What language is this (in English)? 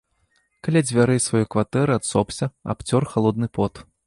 Belarusian